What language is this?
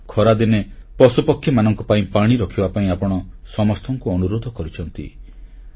Odia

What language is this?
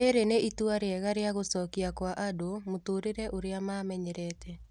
Kikuyu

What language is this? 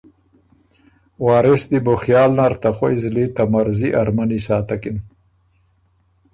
Ormuri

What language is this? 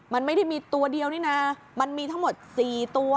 Thai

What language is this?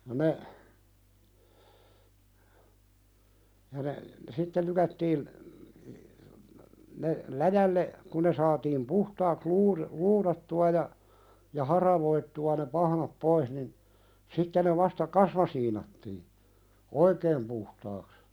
Finnish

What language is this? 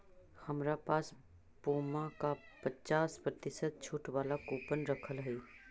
Magahi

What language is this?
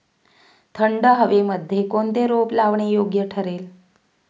Marathi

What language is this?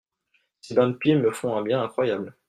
French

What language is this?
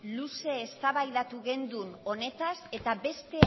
Basque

